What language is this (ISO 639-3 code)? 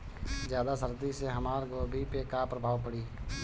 bho